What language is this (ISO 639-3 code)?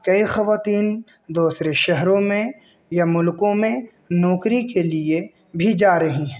urd